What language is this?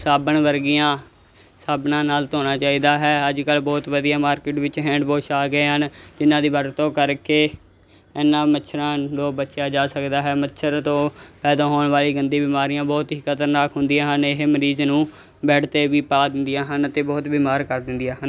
Punjabi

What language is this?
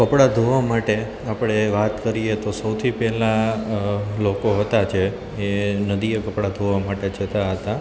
Gujarati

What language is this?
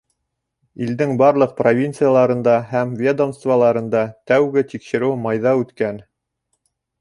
Bashkir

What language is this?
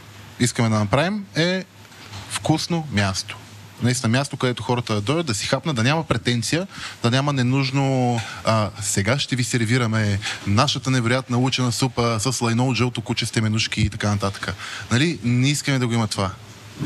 Bulgarian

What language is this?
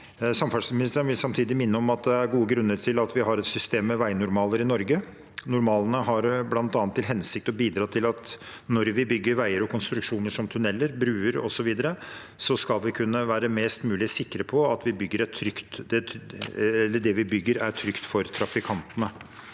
Norwegian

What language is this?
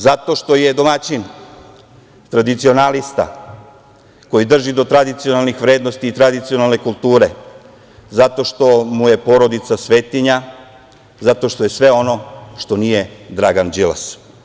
Serbian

